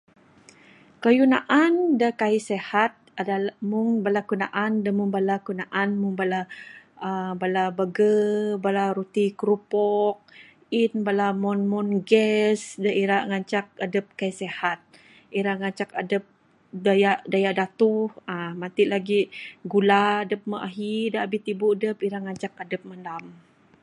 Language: Bukar-Sadung Bidayuh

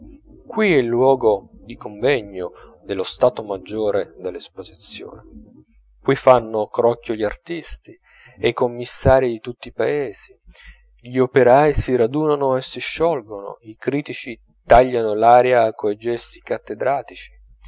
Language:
Italian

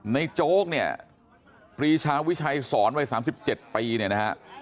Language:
Thai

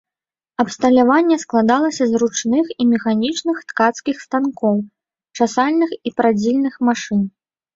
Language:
Belarusian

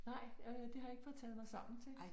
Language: Danish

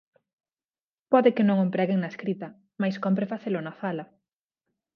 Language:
Galician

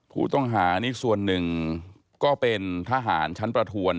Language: Thai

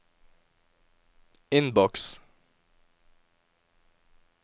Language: Norwegian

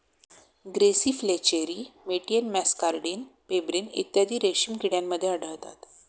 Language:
Marathi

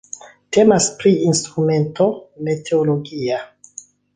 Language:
Esperanto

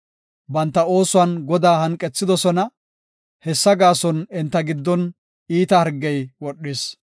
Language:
Gofa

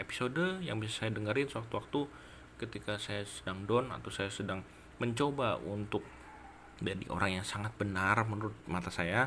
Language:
Indonesian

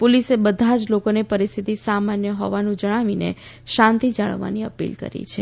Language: Gujarati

